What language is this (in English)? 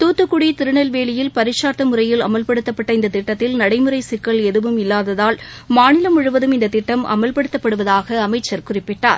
Tamil